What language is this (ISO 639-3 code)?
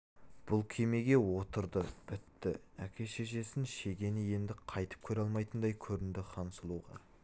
kaz